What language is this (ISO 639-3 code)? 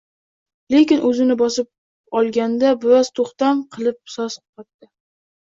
uzb